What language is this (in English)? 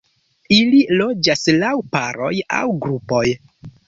Esperanto